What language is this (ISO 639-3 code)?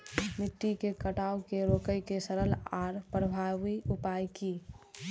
mai